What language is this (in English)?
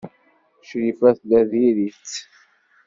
Kabyle